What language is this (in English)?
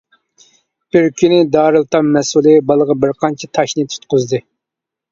Uyghur